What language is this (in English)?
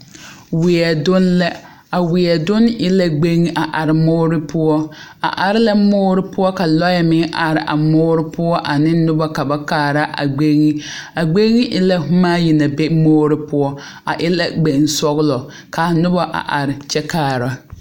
Southern Dagaare